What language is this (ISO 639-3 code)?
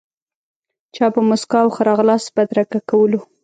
pus